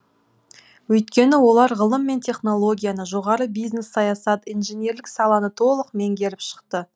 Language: Kazakh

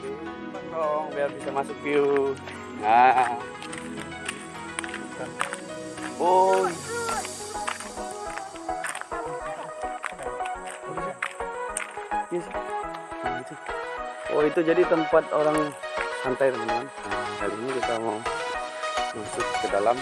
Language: Indonesian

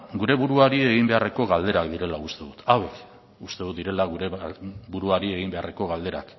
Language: Basque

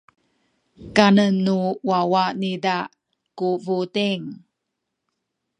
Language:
Sakizaya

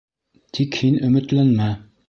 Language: Bashkir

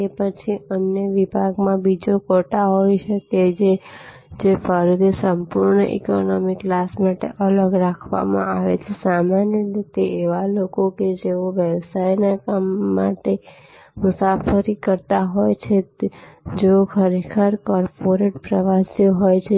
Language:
Gujarati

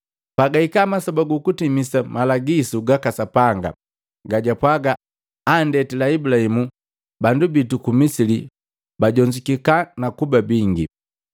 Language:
Matengo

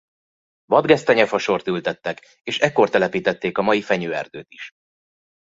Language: Hungarian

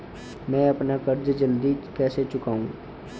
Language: Hindi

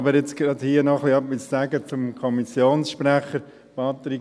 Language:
Swiss German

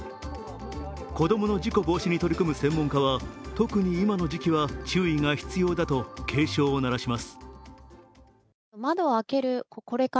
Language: Japanese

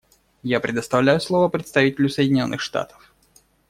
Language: Russian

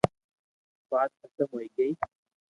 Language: Loarki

